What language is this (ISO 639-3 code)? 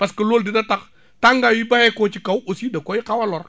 wol